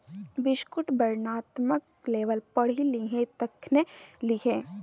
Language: Maithili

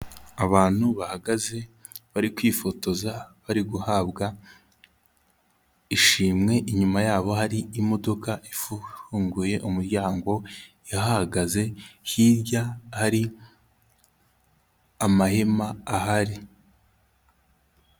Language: Kinyarwanda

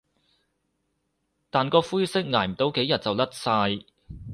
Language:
Cantonese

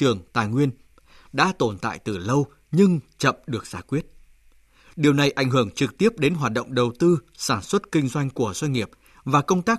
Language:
Vietnamese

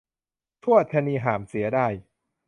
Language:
Thai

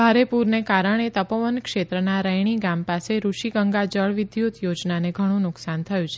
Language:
Gujarati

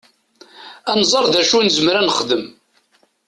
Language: Kabyle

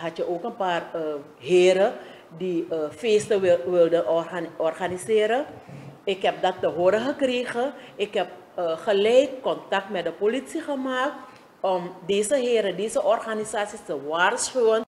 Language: Dutch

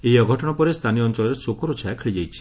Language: Odia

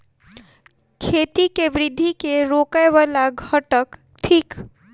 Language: Maithili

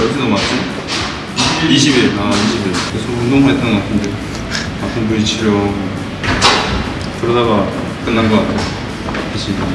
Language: Korean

